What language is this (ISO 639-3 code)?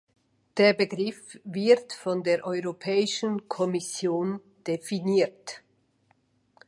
deu